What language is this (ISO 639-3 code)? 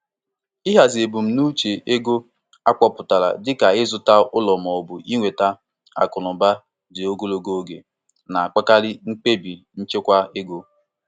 ibo